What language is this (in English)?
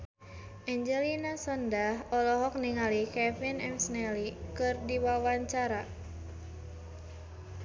Sundanese